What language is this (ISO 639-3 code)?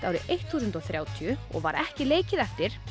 isl